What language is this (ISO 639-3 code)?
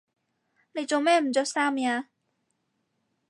yue